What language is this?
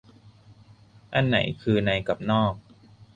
Thai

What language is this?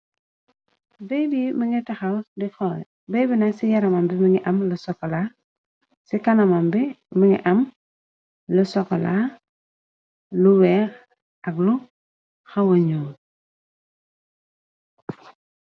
Wolof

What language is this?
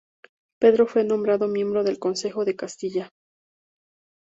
Spanish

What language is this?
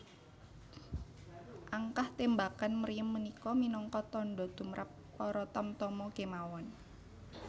Javanese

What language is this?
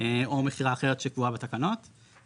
Hebrew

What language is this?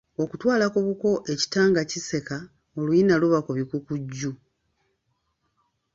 Ganda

